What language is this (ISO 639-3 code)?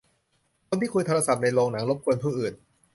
tha